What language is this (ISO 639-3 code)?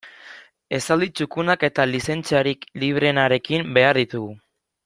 eus